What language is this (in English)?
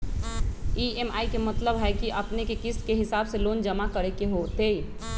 Magahi